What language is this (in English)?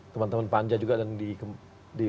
Indonesian